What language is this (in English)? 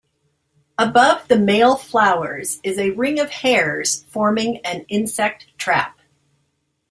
English